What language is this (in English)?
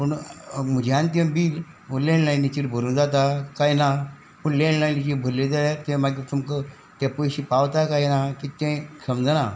Konkani